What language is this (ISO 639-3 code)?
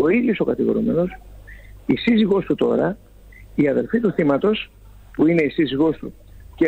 ell